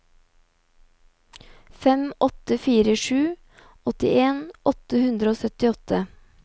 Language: Norwegian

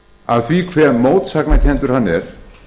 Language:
Icelandic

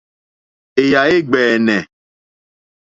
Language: Mokpwe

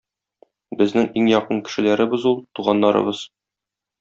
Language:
Tatar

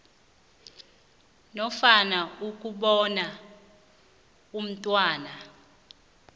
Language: South Ndebele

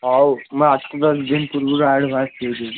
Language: Odia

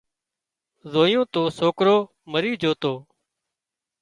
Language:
Wadiyara Koli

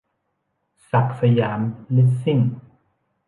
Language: Thai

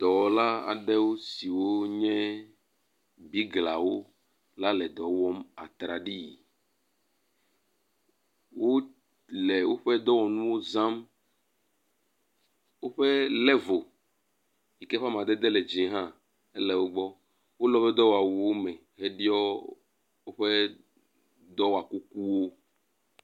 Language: Ewe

